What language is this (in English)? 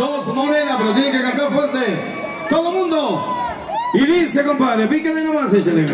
Spanish